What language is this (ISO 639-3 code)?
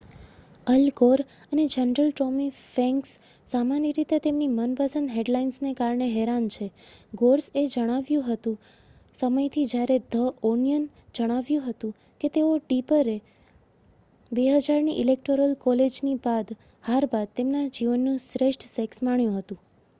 guj